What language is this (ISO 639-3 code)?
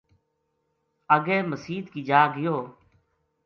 gju